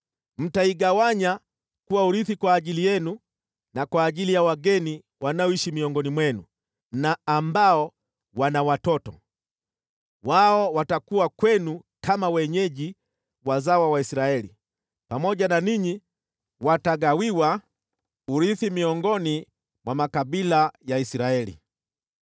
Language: Swahili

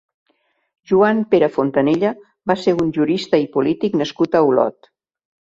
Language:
Catalan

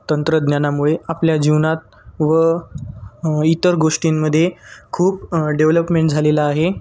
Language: Marathi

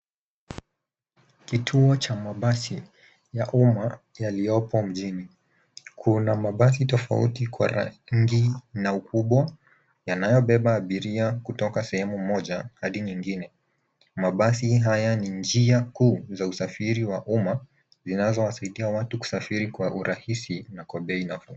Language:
Swahili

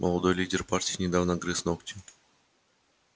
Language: Russian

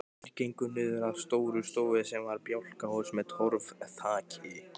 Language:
Icelandic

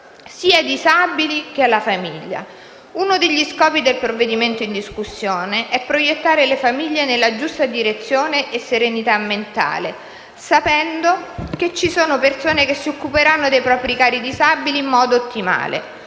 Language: Italian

